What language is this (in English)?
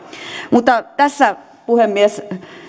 Finnish